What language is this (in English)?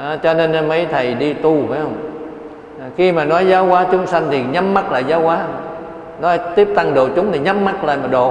Vietnamese